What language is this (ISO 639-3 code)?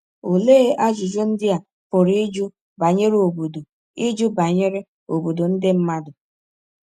ibo